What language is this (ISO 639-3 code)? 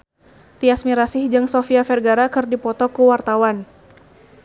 sun